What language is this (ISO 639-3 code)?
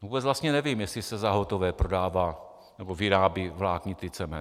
ces